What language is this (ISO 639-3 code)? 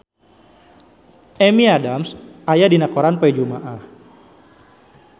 sun